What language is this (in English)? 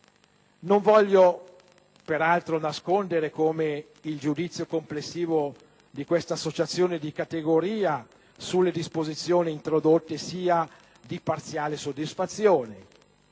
Italian